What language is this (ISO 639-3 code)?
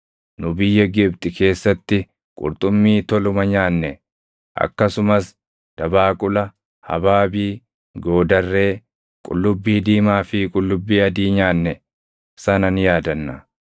orm